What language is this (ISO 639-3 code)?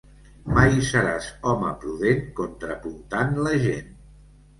cat